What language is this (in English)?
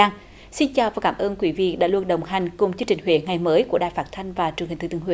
Vietnamese